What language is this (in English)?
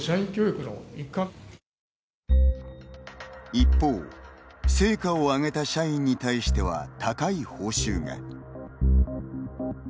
Japanese